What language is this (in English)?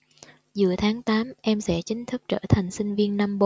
Vietnamese